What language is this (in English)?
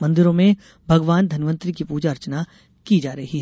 Hindi